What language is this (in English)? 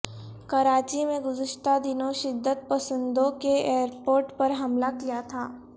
Urdu